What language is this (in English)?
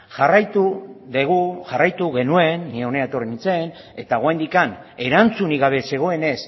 Basque